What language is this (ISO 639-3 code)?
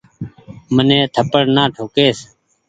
gig